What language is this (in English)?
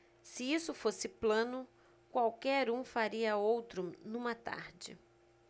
Portuguese